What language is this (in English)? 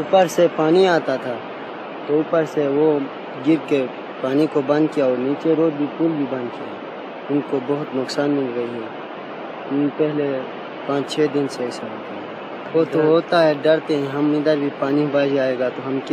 Korean